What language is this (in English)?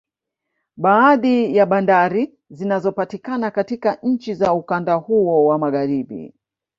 Swahili